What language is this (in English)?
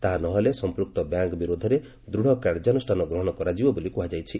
Odia